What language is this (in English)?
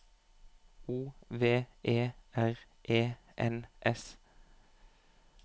Norwegian